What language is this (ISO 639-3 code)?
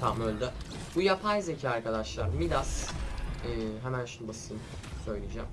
tur